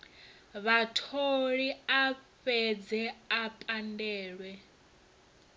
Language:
Venda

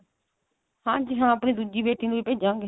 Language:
Punjabi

